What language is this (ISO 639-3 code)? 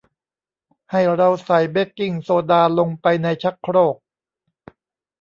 tha